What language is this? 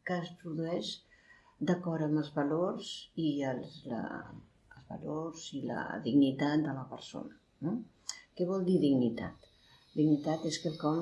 Catalan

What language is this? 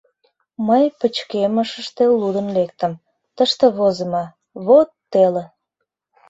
Mari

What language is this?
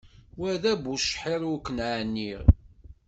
Kabyle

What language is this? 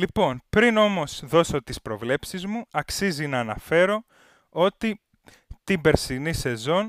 Greek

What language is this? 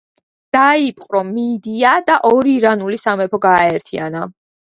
Georgian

